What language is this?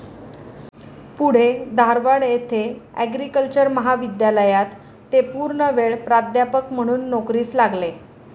Marathi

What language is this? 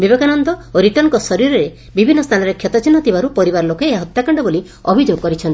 Odia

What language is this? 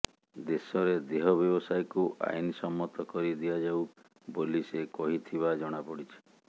Odia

